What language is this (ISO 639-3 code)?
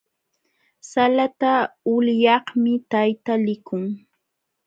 qxw